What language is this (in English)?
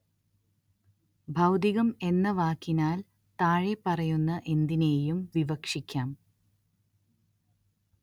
Malayalam